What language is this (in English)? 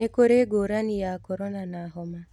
Kikuyu